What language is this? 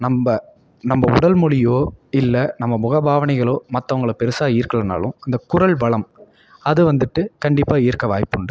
Tamil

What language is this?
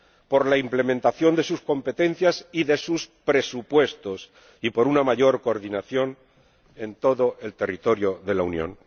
Spanish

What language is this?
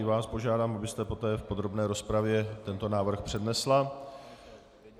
Czech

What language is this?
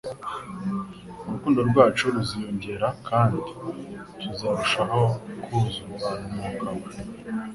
Kinyarwanda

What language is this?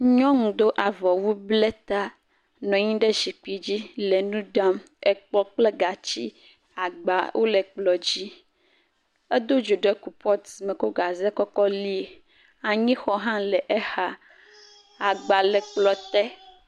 Ewe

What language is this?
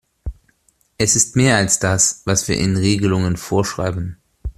German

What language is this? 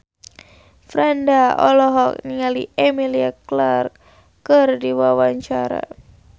Sundanese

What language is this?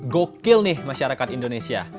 Indonesian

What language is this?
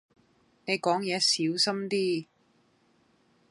Cantonese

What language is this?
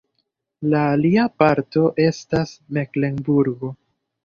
Esperanto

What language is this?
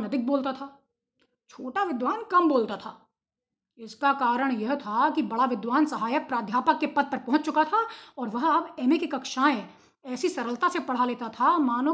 Hindi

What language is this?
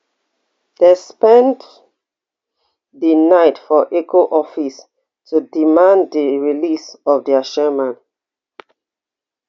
Nigerian Pidgin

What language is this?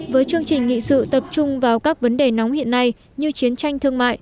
Vietnamese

